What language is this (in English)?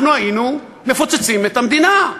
Hebrew